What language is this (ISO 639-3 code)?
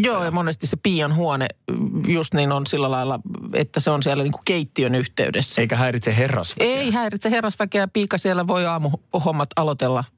fin